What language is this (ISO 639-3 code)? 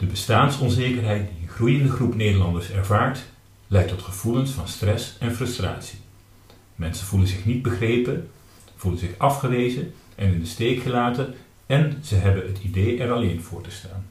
nld